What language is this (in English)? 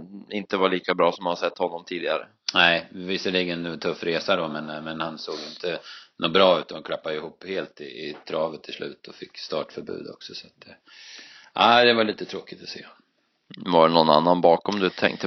Swedish